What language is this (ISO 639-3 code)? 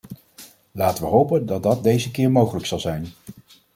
nld